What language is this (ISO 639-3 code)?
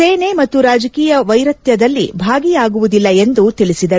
kan